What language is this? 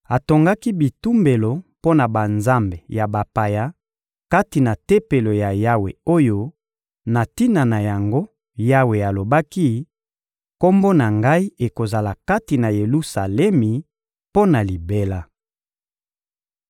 Lingala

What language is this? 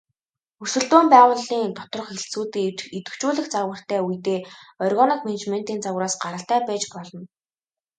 Mongolian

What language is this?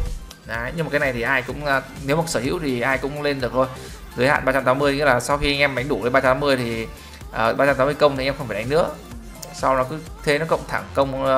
Vietnamese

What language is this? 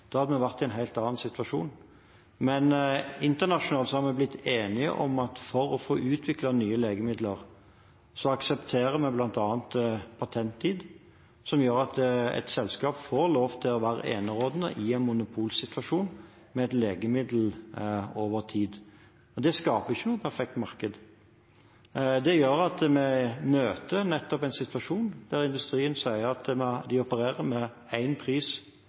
Norwegian Bokmål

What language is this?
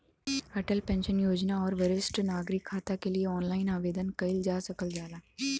Bhojpuri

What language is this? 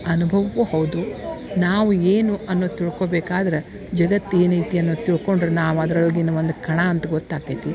Kannada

